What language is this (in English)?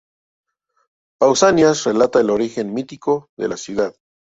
Spanish